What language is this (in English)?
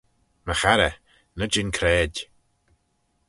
Manx